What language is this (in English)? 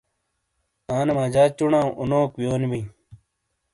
Shina